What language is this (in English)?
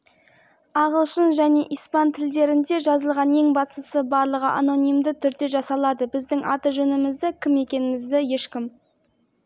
Kazakh